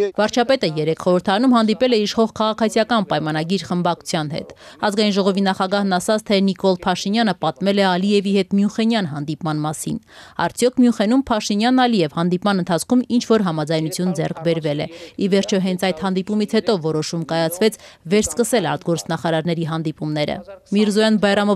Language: Turkish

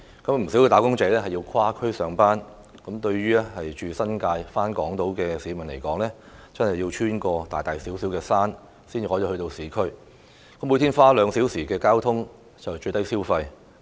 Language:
Cantonese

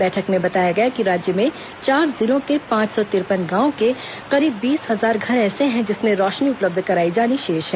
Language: Hindi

